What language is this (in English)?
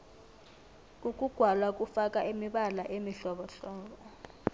South Ndebele